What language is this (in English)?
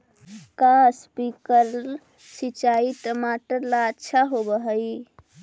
Magahi